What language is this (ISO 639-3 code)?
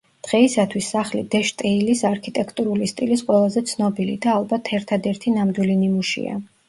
kat